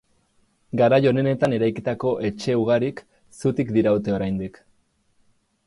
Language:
Basque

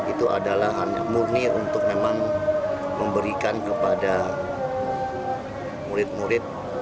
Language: Indonesian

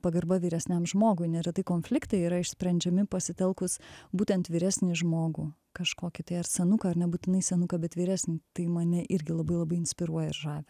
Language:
Lithuanian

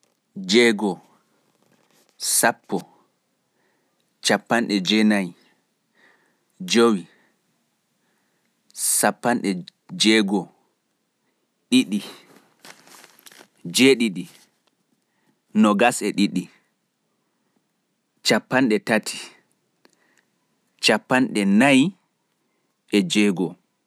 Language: Fula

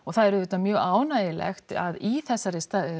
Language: Icelandic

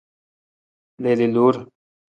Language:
Nawdm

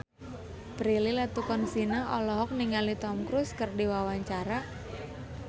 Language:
Sundanese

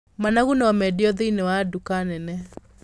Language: Kikuyu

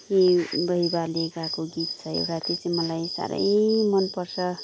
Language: Nepali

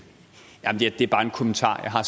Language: Danish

